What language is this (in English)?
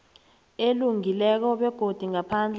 South Ndebele